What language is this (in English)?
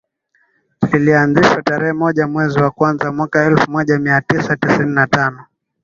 Swahili